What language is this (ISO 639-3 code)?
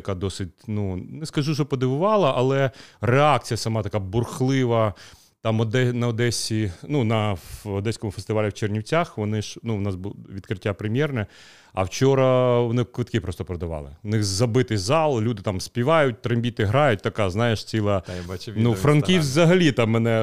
ukr